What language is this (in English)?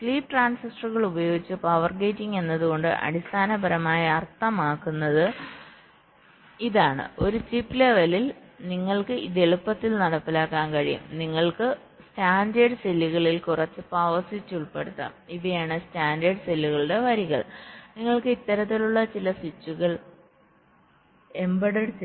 Malayalam